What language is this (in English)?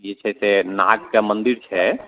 Maithili